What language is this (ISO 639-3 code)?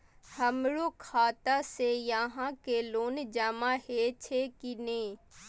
mai